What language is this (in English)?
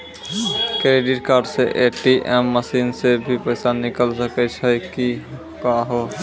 Maithili